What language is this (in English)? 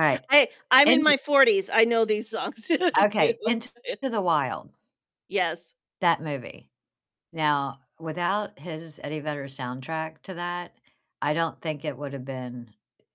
English